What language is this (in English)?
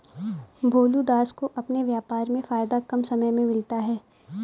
Hindi